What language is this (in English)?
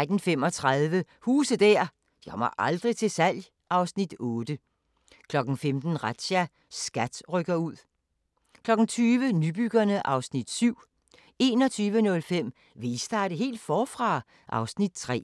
Danish